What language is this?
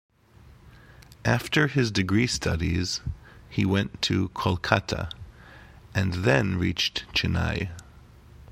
English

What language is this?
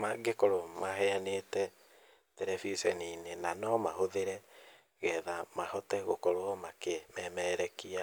Kikuyu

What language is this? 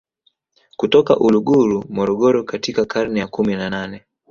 Swahili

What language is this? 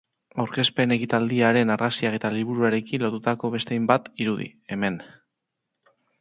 Basque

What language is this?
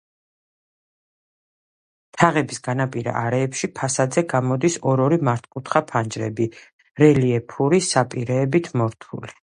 Georgian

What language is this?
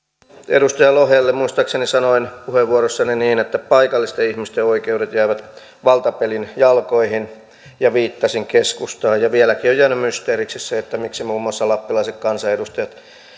Finnish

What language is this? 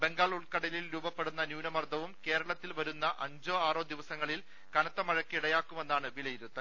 Malayalam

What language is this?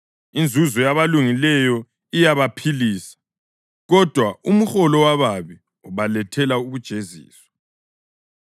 North Ndebele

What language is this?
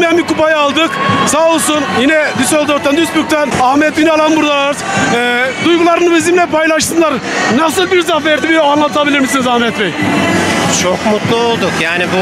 Turkish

